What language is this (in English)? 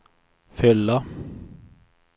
Swedish